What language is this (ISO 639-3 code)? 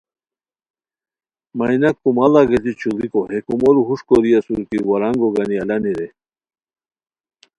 khw